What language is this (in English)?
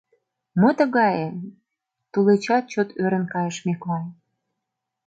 Mari